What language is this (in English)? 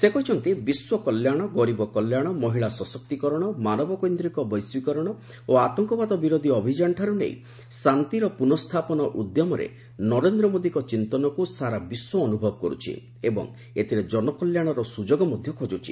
Odia